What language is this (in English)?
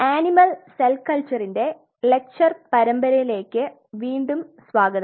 Malayalam